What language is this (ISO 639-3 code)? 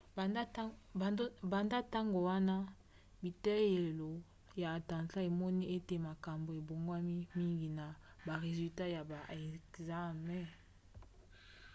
lin